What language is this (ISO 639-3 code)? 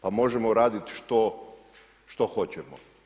hrv